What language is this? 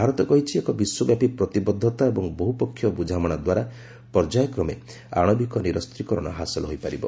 Odia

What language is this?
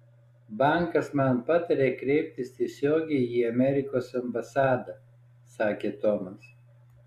Lithuanian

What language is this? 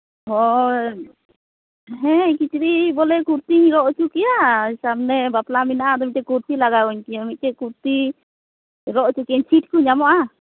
Santali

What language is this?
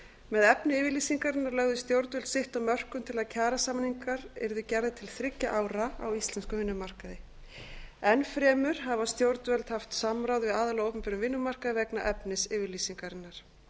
Icelandic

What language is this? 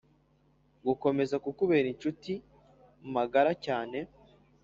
Kinyarwanda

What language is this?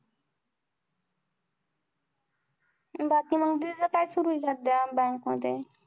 Marathi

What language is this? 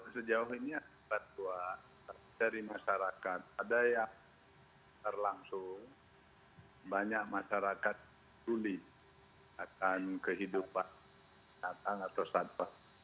Indonesian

